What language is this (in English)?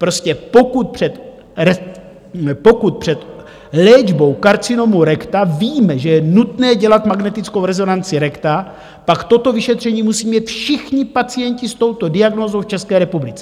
Czech